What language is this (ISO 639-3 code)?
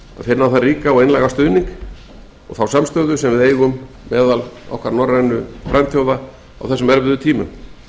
isl